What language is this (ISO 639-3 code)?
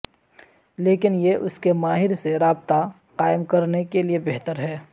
urd